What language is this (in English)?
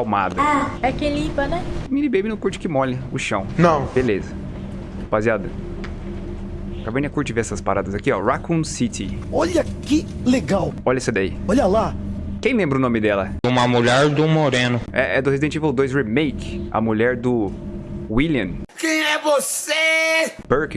Portuguese